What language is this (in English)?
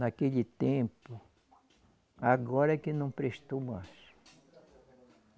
Portuguese